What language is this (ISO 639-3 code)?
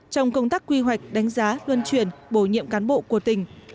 vie